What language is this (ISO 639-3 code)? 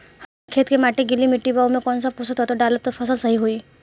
bho